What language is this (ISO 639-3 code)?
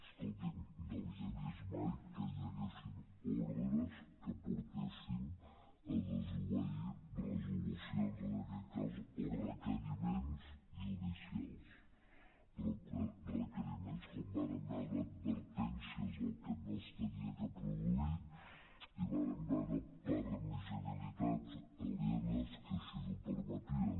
cat